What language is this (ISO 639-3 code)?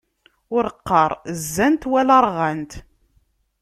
kab